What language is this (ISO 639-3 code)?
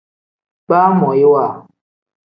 kdh